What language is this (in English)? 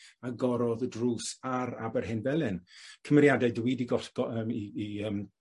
Welsh